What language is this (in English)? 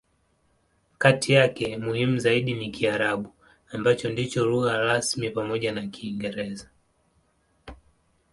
Swahili